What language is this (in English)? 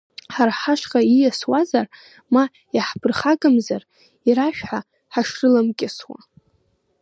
Abkhazian